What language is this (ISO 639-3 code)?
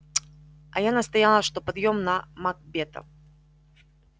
rus